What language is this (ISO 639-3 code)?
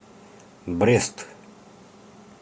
rus